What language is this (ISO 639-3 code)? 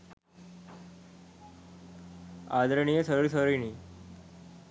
sin